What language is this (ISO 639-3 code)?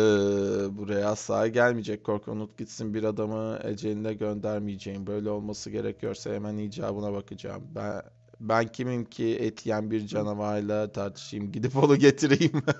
tur